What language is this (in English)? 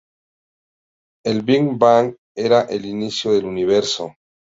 Spanish